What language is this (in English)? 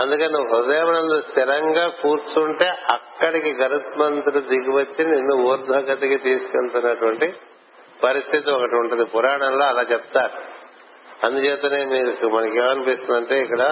Telugu